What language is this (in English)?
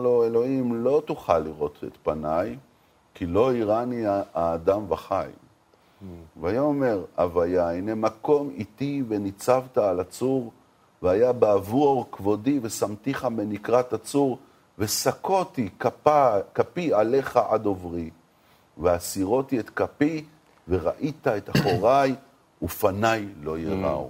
Hebrew